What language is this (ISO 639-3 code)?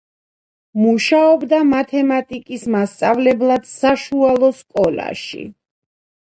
kat